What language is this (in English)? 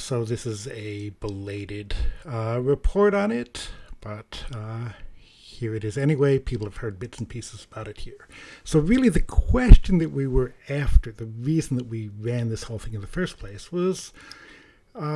English